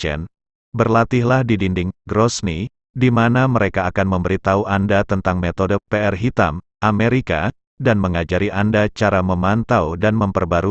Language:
Indonesian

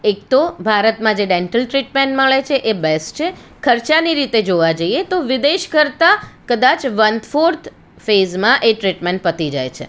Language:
Gujarati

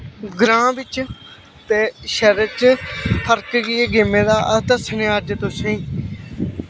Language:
Dogri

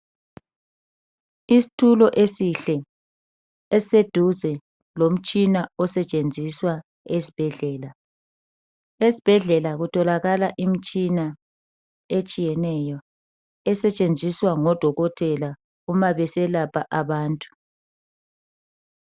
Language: North Ndebele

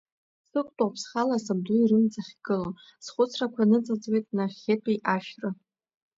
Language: Abkhazian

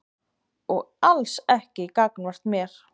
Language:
Icelandic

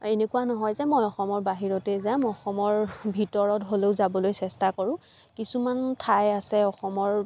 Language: Assamese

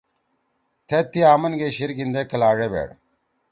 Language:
Torwali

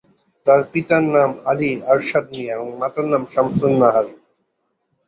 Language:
Bangla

